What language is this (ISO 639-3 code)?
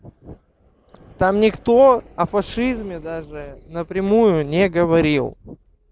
rus